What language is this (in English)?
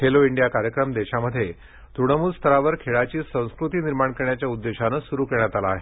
Marathi